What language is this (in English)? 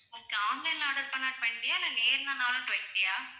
Tamil